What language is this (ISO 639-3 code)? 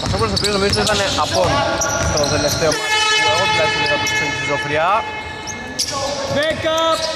ell